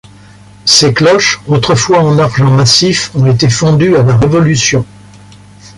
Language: French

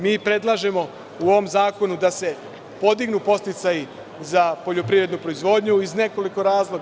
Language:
Serbian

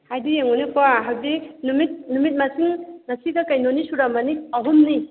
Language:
Manipuri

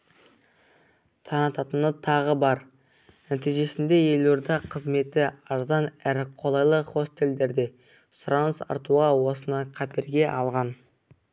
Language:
Kazakh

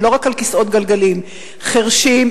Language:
Hebrew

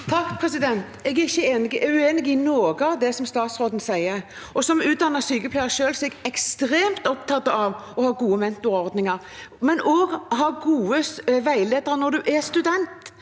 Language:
Norwegian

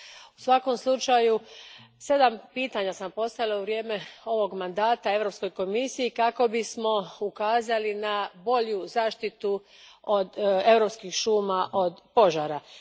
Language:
Croatian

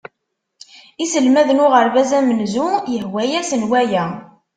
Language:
Kabyle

